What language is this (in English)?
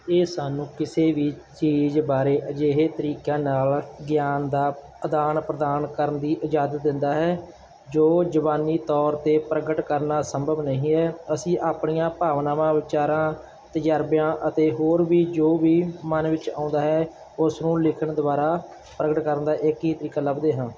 Punjabi